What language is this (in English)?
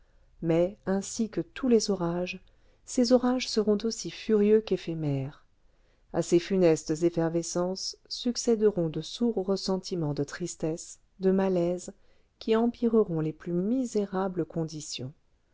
French